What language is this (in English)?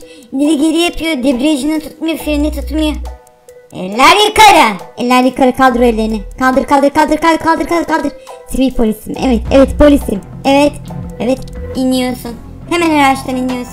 Turkish